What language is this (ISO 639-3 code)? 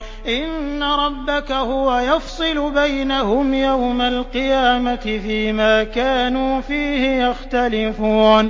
ara